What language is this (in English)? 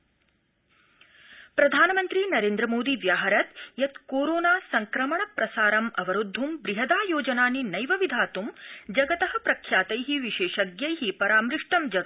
Sanskrit